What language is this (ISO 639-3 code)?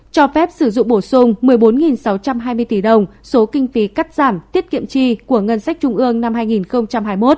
vie